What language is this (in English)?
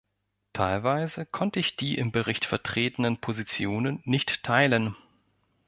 German